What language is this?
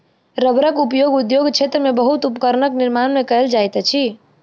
Maithili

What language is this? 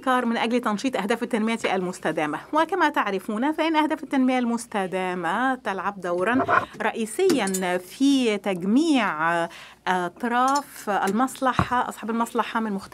Arabic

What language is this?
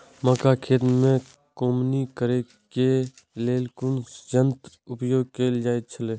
Maithili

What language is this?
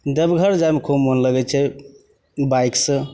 Maithili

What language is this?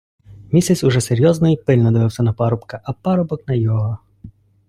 Ukrainian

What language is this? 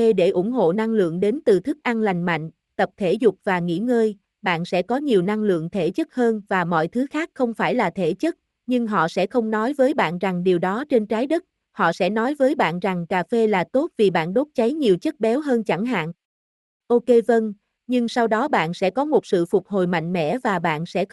Vietnamese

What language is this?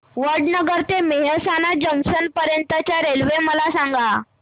Marathi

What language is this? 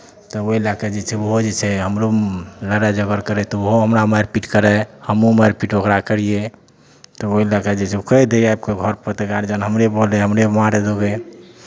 Maithili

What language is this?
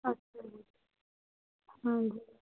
Punjabi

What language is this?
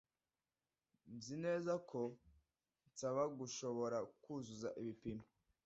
Kinyarwanda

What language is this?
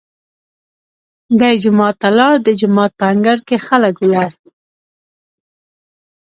Pashto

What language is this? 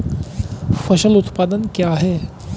Hindi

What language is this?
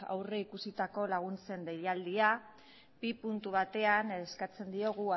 Basque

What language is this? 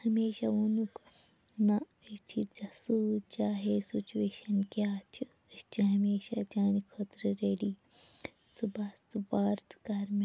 Kashmiri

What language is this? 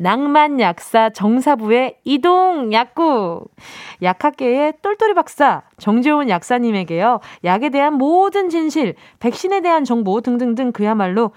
Korean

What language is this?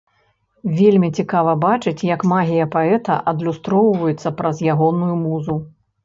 Belarusian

